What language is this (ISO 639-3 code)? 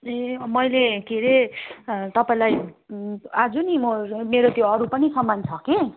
nep